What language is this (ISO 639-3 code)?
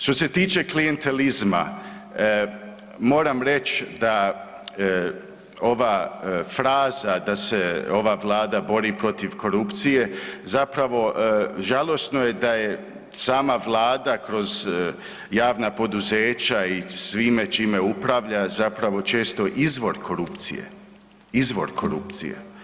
hrv